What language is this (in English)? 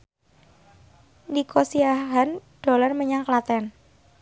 Javanese